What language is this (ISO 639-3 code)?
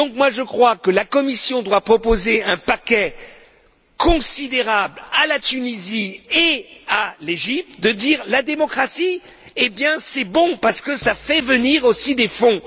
fra